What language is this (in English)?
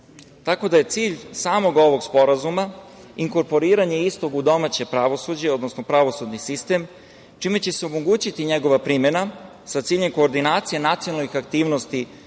Serbian